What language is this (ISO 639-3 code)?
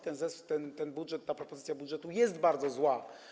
pol